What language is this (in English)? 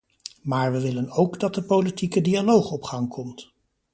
Dutch